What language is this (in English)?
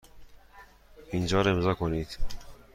Persian